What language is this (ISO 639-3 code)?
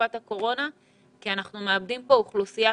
heb